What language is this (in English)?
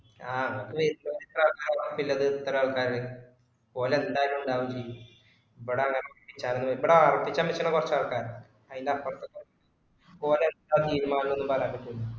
Malayalam